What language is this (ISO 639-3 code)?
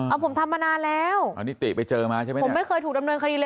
tha